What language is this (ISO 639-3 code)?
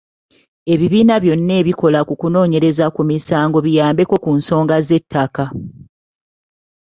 lug